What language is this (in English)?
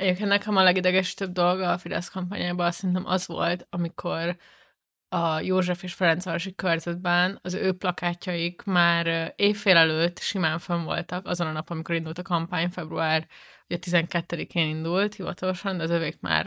Hungarian